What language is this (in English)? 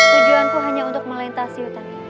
Indonesian